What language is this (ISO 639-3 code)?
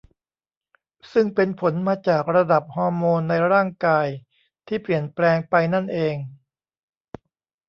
tha